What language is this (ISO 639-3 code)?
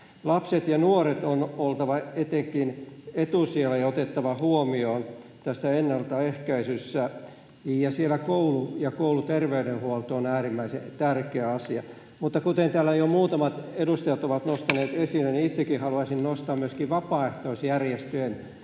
fin